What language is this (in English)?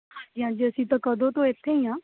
Punjabi